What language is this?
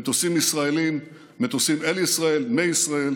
Hebrew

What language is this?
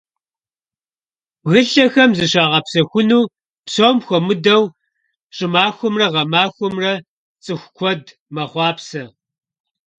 Kabardian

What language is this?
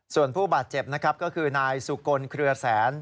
Thai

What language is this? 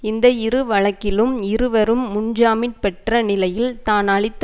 Tamil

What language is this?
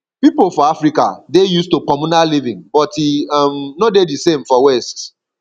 Nigerian Pidgin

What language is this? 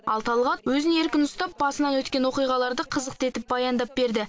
Kazakh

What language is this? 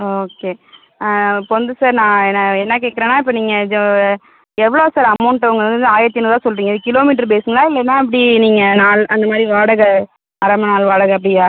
Tamil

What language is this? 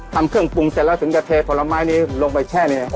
Thai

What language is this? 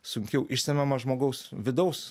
Lithuanian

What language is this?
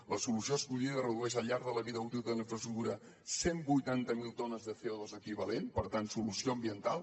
Catalan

